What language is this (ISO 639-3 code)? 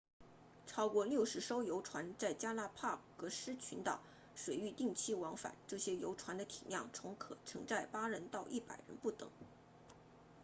zho